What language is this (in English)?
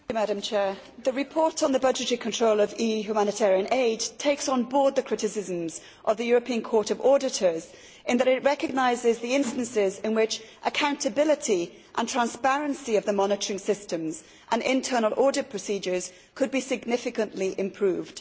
English